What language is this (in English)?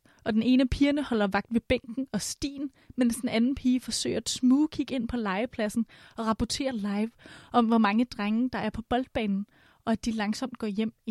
Danish